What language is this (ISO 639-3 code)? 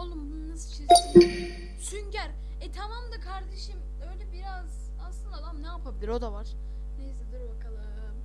tur